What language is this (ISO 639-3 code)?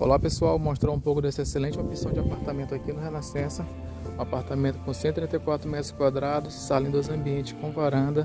por